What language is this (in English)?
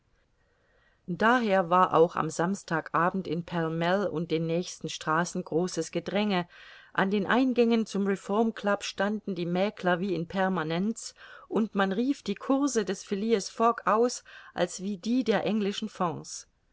German